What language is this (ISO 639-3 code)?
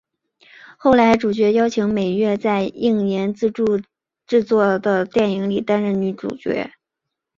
zho